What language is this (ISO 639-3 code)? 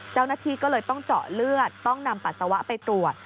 tha